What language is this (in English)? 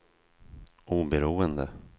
Swedish